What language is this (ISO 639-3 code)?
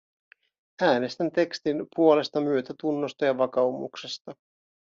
fin